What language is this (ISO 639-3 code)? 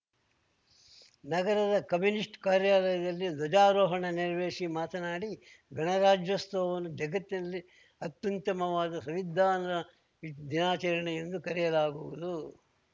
kan